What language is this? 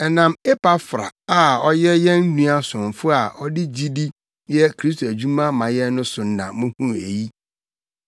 Akan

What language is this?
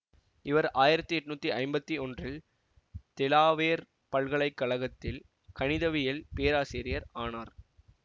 Tamil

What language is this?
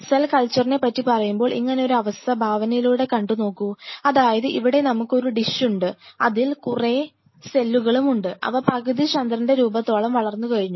Malayalam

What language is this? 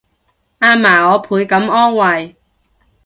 Cantonese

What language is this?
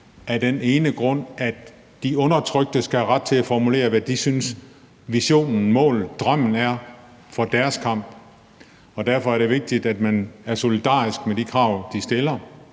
Danish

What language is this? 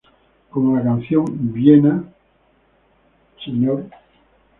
Spanish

